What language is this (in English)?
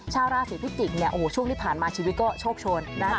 Thai